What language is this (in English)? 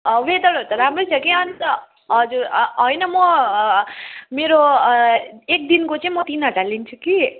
Nepali